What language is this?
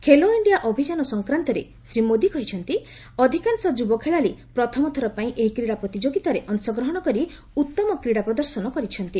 Odia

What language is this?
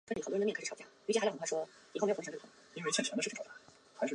Chinese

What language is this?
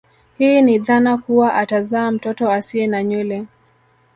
Swahili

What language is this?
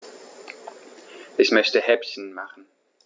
German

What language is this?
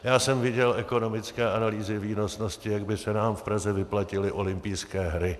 Czech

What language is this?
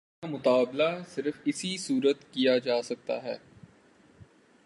Urdu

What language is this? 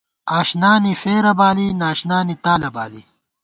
Gawar-Bati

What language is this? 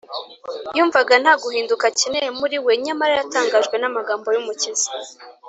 Kinyarwanda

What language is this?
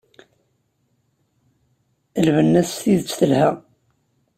Kabyle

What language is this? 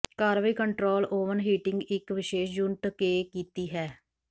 Punjabi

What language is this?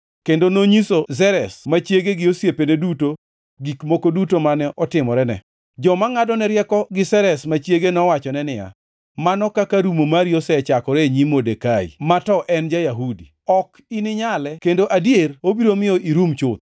Luo (Kenya and Tanzania)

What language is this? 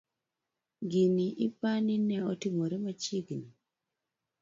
Luo (Kenya and Tanzania)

